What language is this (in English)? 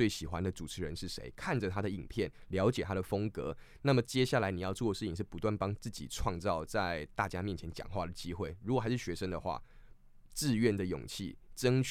Chinese